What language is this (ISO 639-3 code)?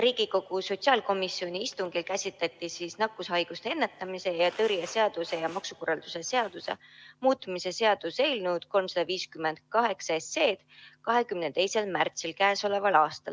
est